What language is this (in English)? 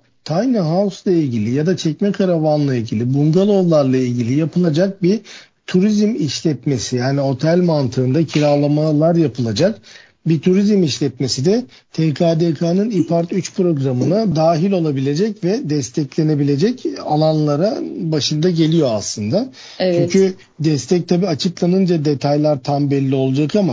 Turkish